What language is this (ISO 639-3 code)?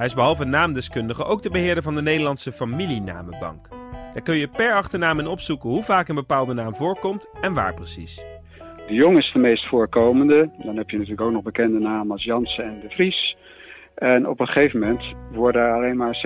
nld